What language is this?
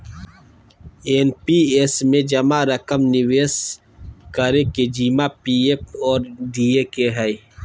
Magahi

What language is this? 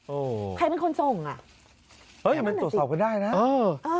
Thai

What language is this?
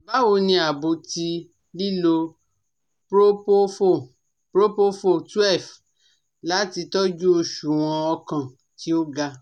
Yoruba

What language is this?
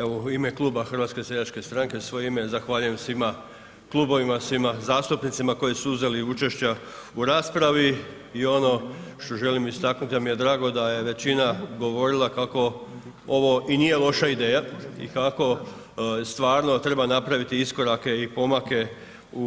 Croatian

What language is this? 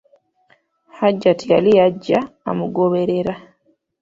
Ganda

